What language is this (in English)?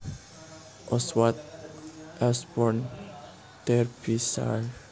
Javanese